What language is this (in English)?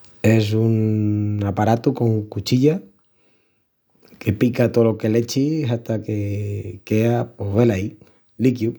Extremaduran